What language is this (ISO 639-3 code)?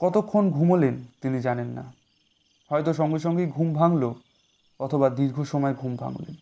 ben